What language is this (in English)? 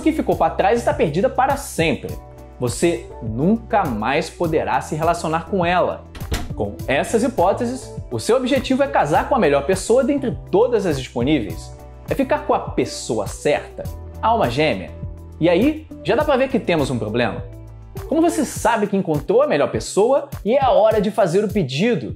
Portuguese